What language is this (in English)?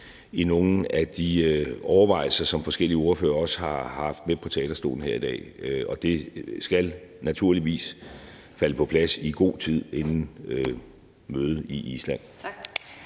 Danish